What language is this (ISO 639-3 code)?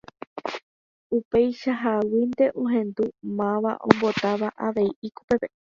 grn